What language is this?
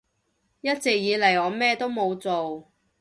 Cantonese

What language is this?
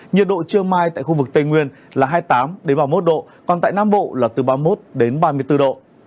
Vietnamese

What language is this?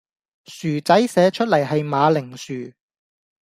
Cantonese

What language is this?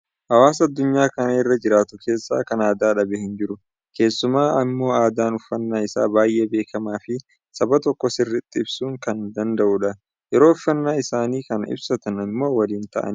Oromo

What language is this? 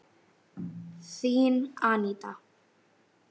Icelandic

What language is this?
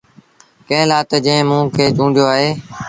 Sindhi Bhil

